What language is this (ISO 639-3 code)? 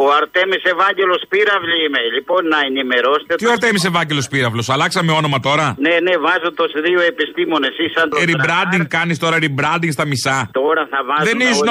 ell